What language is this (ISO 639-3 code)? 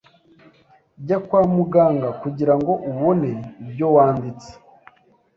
kin